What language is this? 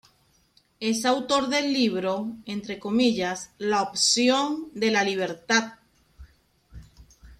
Spanish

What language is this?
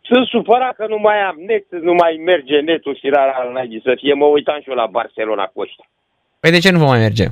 Romanian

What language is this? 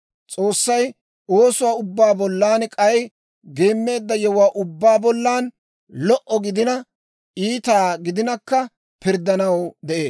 Dawro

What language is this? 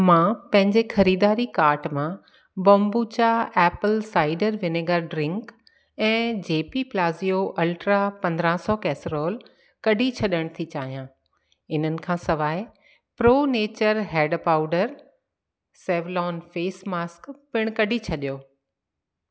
Sindhi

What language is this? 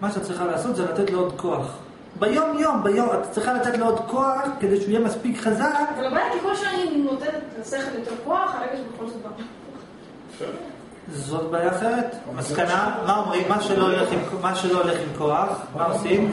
Hebrew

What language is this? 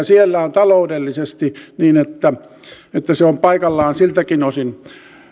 Finnish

